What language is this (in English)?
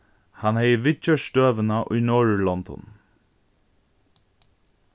Faroese